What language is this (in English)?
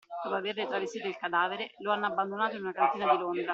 Italian